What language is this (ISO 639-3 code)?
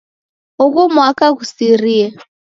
dav